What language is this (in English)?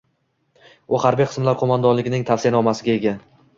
Uzbek